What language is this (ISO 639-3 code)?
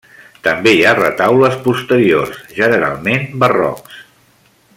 cat